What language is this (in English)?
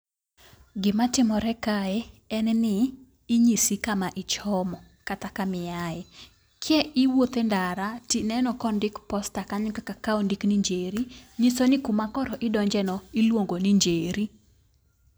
Luo (Kenya and Tanzania)